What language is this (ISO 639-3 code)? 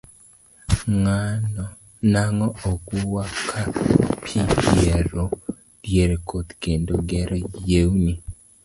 luo